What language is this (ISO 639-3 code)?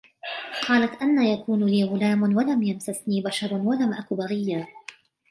ara